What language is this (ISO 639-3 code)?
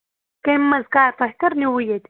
kas